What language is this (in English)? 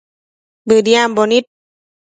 Matsés